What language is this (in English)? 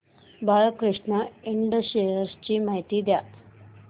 Marathi